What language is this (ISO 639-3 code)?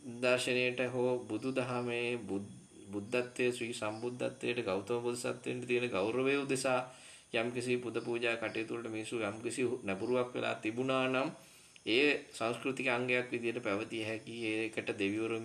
ind